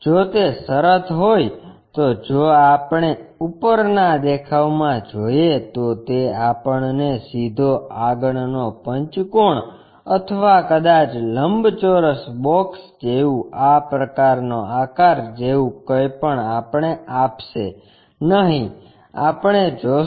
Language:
Gujarati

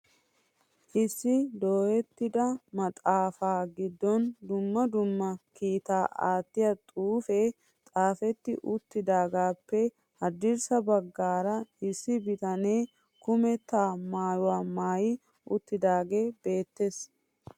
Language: Wolaytta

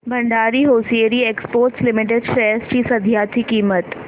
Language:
Marathi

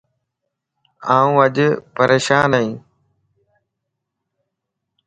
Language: Lasi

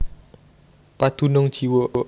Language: Javanese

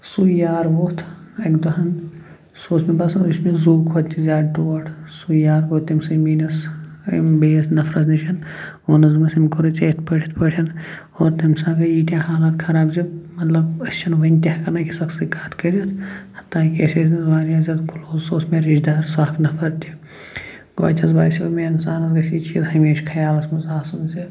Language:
Kashmiri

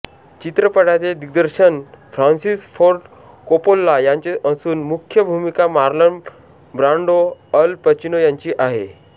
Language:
Marathi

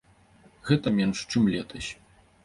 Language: Belarusian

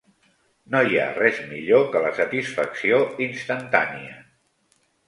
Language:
Catalan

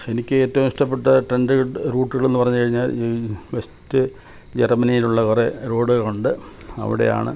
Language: Malayalam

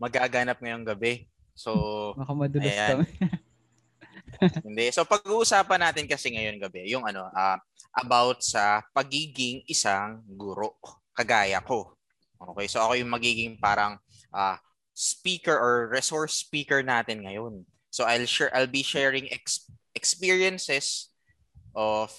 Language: Filipino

